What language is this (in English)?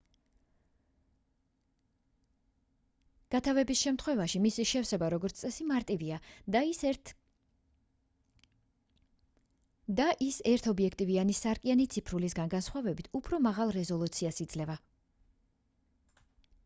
Georgian